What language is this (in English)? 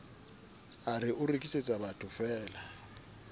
Southern Sotho